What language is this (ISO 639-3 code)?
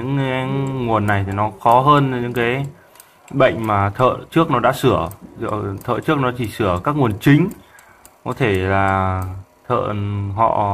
vie